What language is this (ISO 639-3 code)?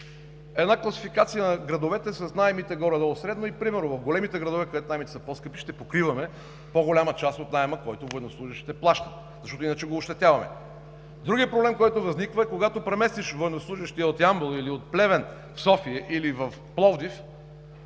bul